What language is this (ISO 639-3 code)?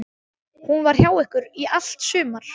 isl